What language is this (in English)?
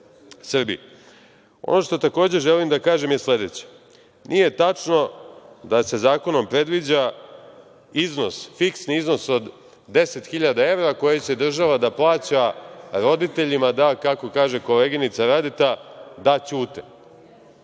Serbian